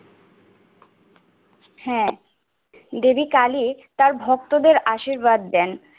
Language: Bangla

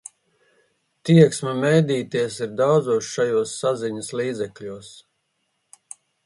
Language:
Latvian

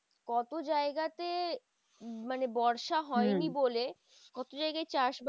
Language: Bangla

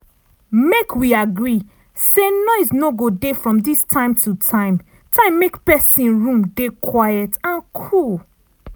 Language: Nigerian Pidgin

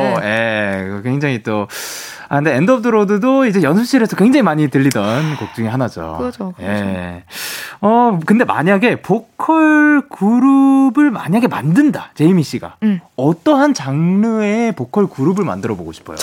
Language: Korean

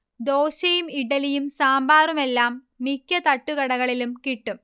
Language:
Malayalam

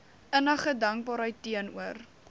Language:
Afrikaans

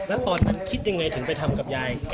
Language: Thai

